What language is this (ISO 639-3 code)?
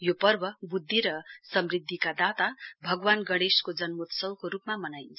nep